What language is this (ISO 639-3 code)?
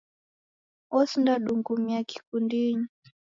dav